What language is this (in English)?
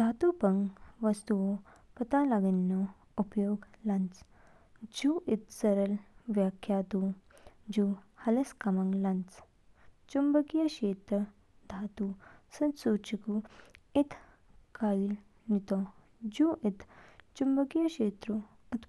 Kinnauri